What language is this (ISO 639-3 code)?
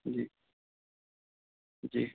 urd